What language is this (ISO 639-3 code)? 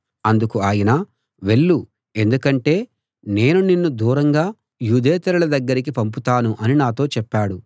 tel